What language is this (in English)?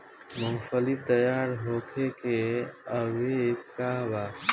Bhojpuri